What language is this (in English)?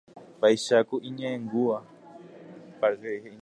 Guarani